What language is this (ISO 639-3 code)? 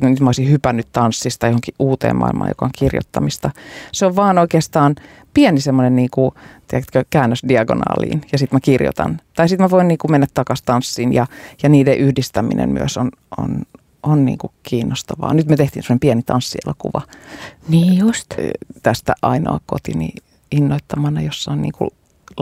fin